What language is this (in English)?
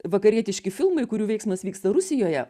Lithuanian